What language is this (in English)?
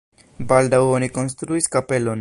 Esperanto